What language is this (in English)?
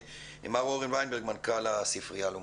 Hebrew